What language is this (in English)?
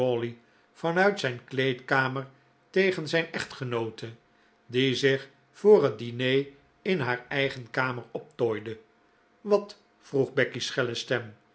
Dutch